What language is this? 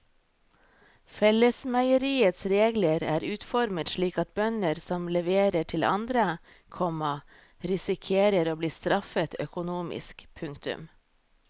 Norwegian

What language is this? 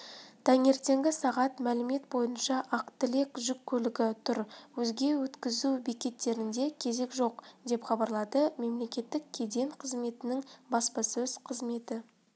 Kazakh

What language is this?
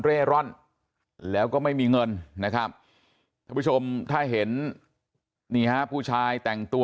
Thai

